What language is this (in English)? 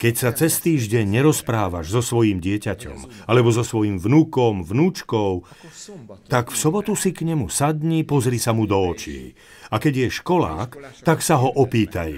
Slovak